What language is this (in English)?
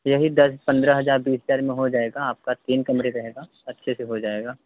Hindi